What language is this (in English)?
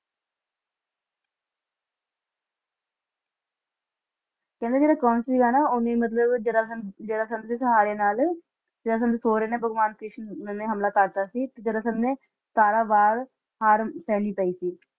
Punjabi